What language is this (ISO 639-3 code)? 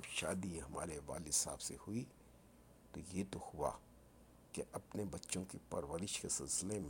urd